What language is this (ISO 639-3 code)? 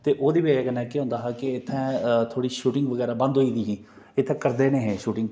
doi